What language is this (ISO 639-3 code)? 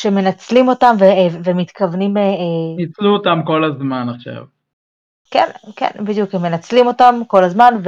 heb